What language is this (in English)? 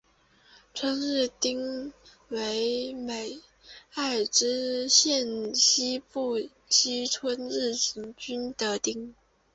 Chinese